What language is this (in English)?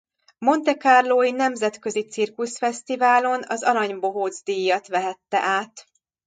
Hungarian